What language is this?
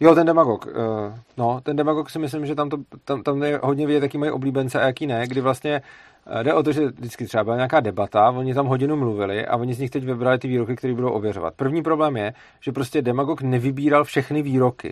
Czech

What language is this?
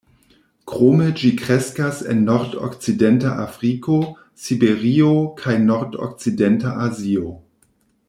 Esperanto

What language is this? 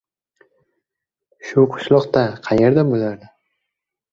Uzbek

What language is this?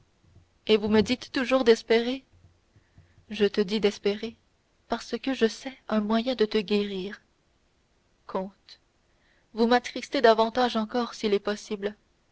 French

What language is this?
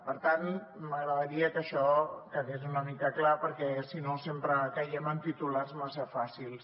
Catalan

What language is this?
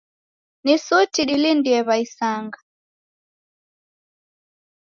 Taita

